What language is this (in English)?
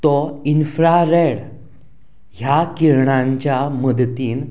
Konkani